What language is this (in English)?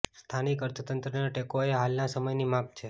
Gujarati